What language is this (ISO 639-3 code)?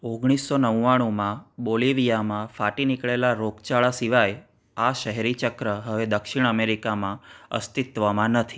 guj